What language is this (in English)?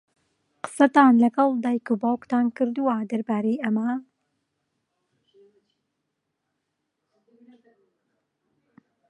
Central Kurdish